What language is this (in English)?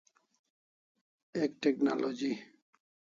Kalasha